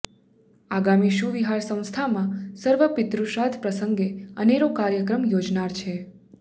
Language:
Gujarati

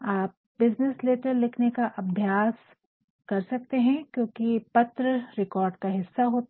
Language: Hindi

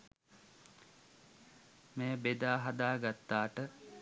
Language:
Sinhala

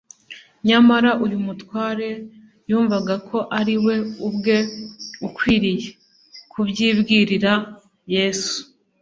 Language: Kinyarwanda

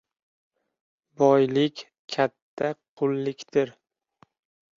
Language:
Uzbek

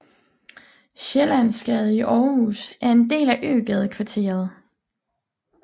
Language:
Danish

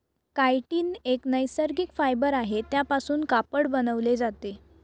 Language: Marathi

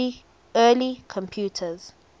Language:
English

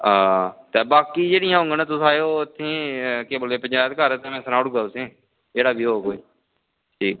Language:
Dogri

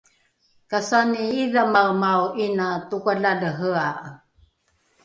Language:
Rukai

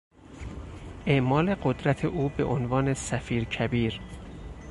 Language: Persian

